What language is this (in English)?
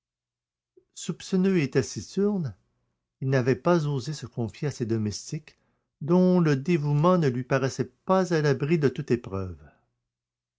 French